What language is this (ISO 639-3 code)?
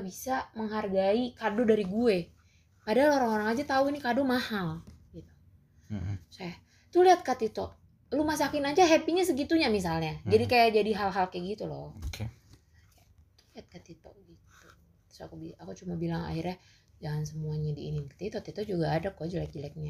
ind